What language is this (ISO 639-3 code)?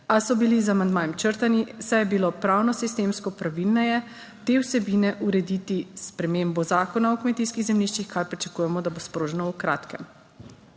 slv